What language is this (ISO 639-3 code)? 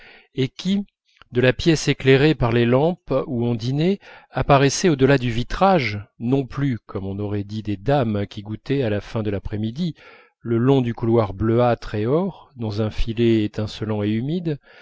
fra